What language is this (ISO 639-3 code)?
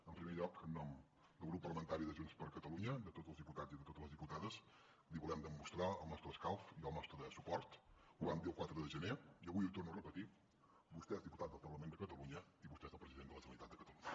cat